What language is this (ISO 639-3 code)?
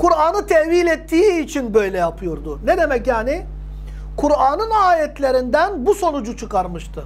tur